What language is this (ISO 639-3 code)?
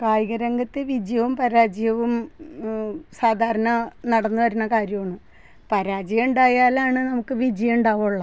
mal